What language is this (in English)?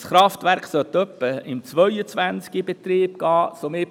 Swiss German